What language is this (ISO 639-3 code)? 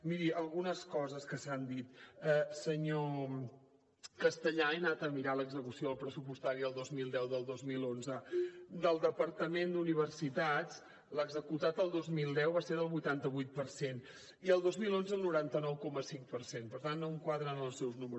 cat